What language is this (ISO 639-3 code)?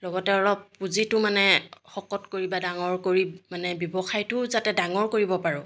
asm